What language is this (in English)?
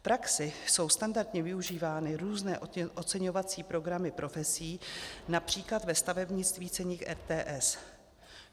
Czech